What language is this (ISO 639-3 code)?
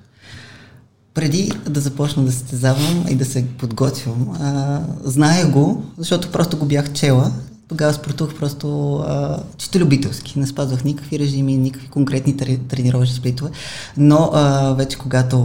bul